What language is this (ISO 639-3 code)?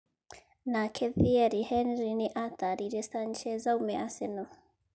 kik